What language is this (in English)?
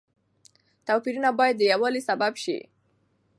Pashto